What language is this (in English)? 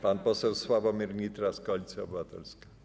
Polish